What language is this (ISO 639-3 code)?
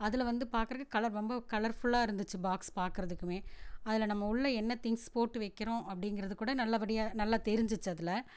tam